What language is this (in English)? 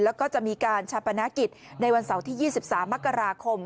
Thai